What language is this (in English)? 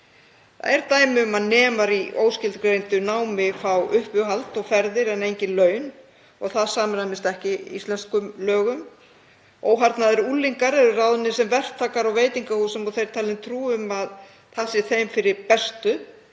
Icelandic